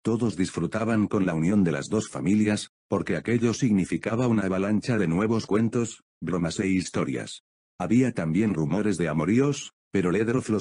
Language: Spanish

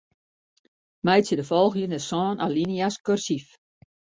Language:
Western Frisian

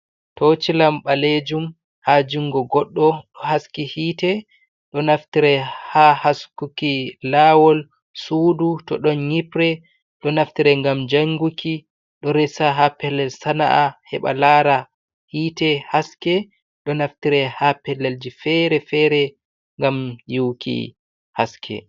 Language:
Fula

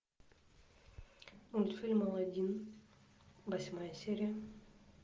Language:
Russian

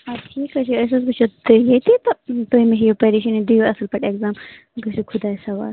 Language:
Kashmiri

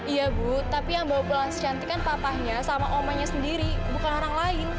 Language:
Indonesian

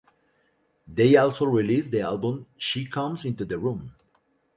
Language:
English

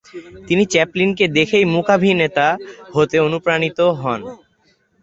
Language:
Bangla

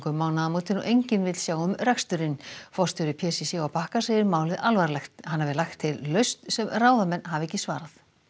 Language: Icelandic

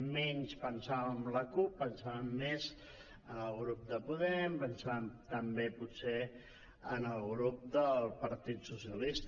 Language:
Catalan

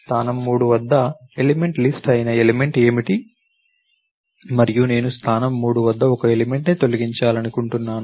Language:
Telugu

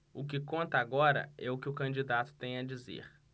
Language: Portuguese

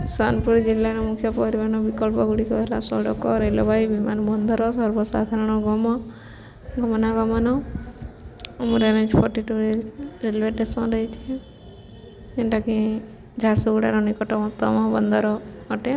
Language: Odia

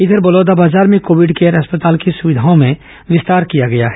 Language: Hindi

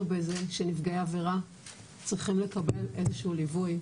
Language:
Hebrew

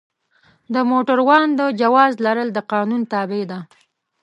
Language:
Pashto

